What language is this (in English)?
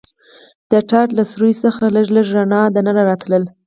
Pashto